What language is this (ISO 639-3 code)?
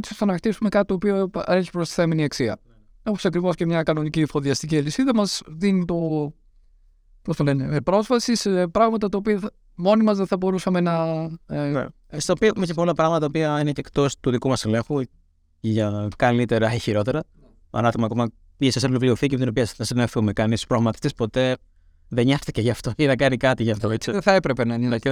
ell